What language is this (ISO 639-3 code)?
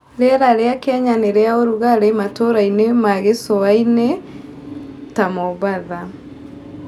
kik